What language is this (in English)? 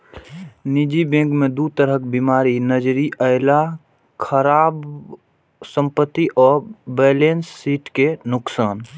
Maithili